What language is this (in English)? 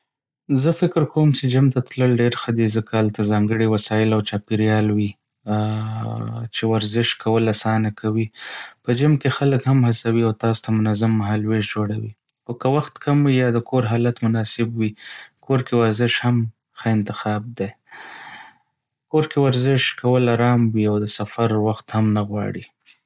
Pashto